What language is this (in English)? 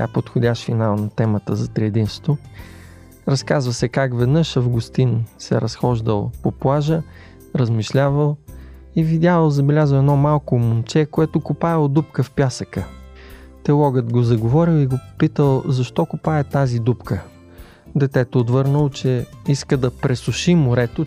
Bulgarian